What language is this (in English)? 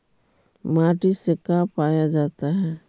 Magahi